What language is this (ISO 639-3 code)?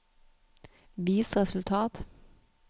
nor